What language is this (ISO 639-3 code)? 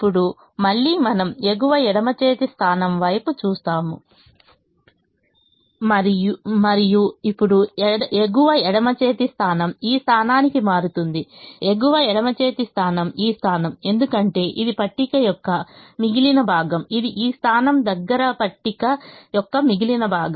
tel